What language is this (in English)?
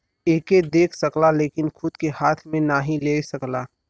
Bhojpuri